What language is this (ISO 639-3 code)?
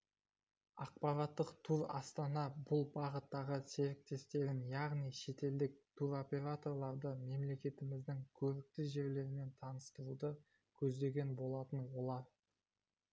kaz